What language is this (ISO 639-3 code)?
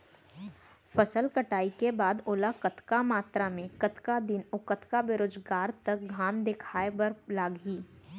hne